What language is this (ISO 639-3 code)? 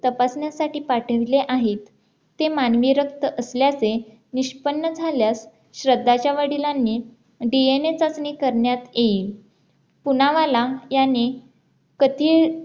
mar